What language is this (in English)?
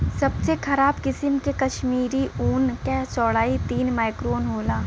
Bhojpuri